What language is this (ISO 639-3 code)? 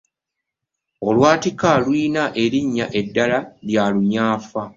lug